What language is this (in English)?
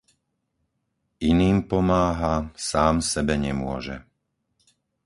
Slovak